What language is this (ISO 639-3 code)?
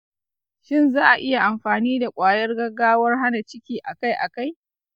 hau